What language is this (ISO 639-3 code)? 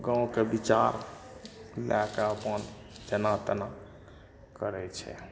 mai